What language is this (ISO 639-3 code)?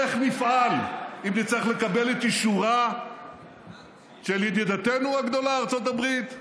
heb